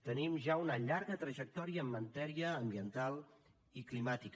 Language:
Catalan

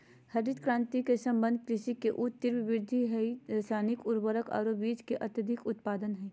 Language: Magahi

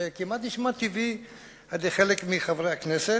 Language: Hebrew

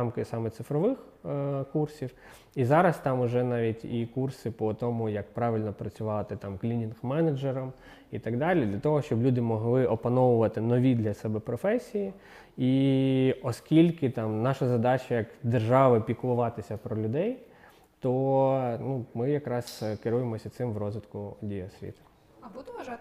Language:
Ukrainian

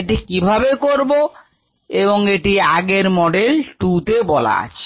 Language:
Bangla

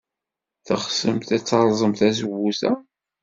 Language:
Kabyle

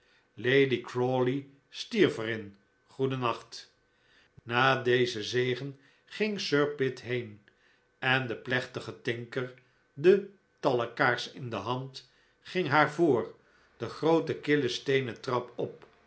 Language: Dutch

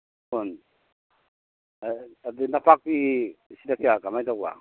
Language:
Manipuri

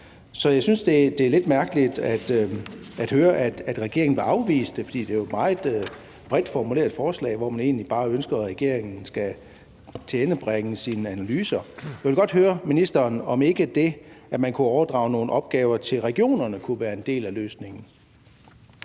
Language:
Danish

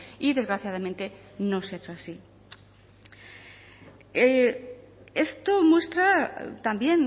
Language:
Spanish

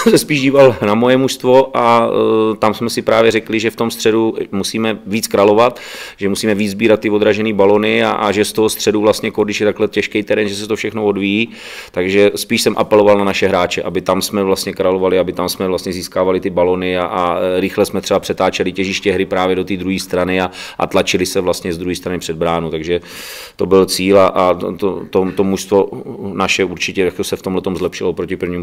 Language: Czech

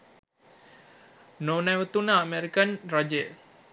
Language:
Sinhala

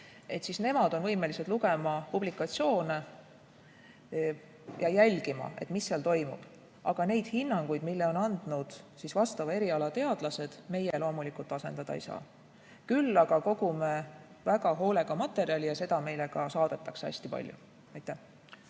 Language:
Estonian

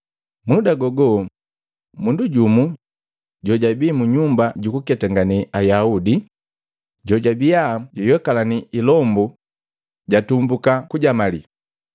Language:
Matengo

